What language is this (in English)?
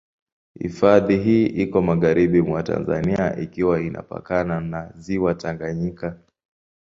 Swahili